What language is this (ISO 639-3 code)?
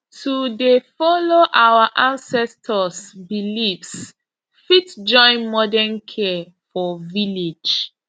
pcm